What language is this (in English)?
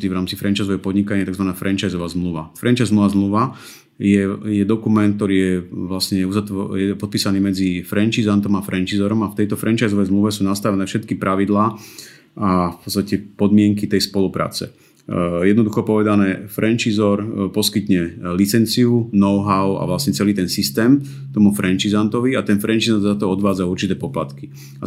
Slovak